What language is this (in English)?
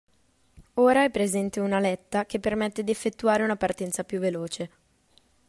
Italian